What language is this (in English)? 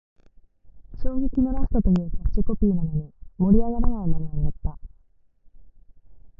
Japanese